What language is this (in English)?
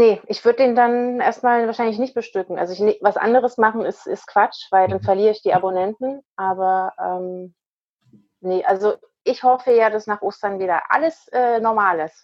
German